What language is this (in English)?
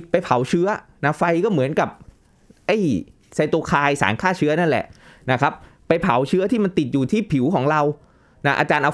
Thai